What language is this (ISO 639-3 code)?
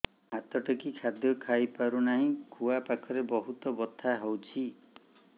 ori